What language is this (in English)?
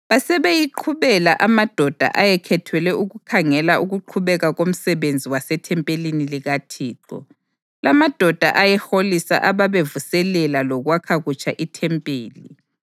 North Ndebele